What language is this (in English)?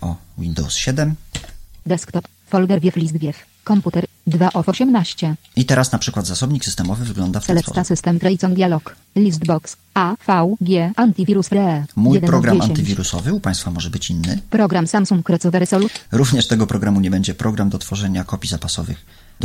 Polish